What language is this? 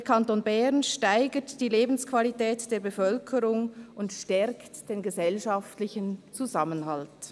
Swiss German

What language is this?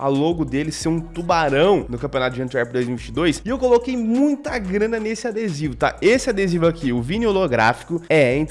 Portuguese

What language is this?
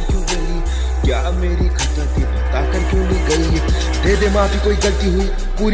Hindi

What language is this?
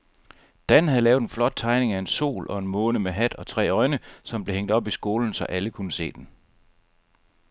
Danish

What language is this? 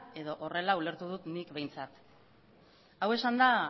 Basque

